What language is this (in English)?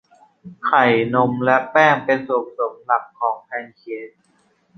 Thai